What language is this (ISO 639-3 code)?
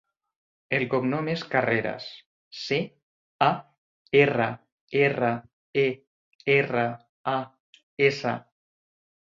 cat